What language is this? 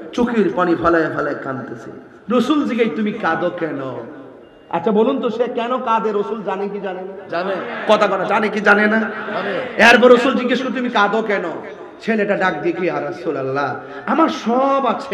Arabic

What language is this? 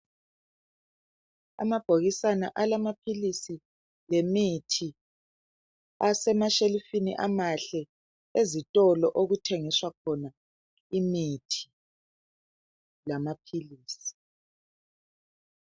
North Ndebele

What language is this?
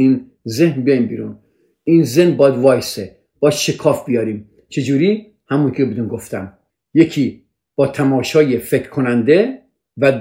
Persian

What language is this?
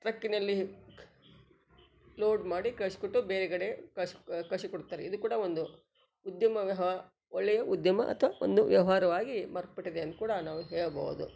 Kannada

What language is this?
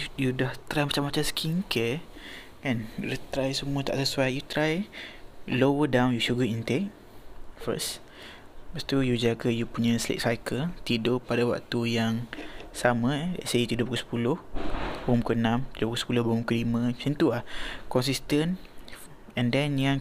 Malay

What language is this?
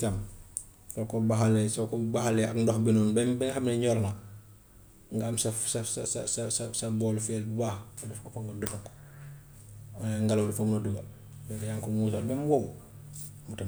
Gambian Wolof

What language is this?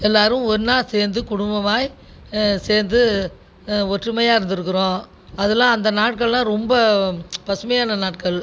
Tamil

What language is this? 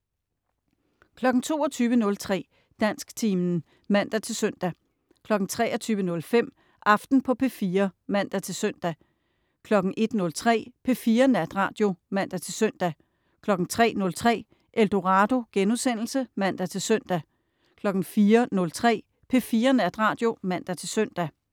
Danish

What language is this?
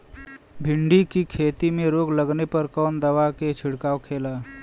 Bhojpuri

